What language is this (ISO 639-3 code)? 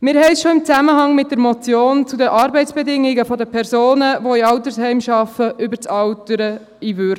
gsw